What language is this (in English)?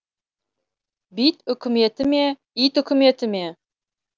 Kazakh